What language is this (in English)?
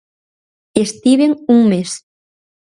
Galician